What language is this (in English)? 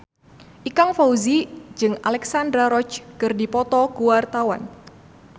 Sundanese